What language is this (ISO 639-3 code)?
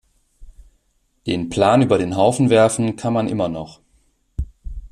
deu